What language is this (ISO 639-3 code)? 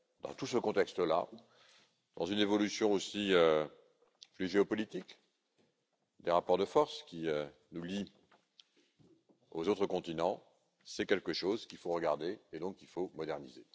fra